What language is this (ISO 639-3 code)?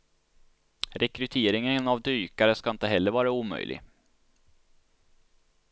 swe